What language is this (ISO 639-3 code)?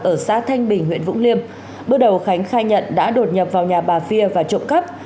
vie